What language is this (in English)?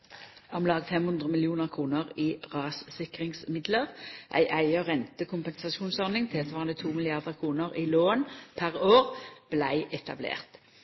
Norwegian Nynorsk